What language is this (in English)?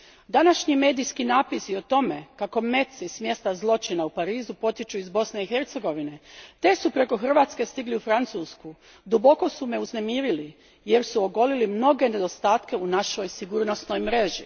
Croatian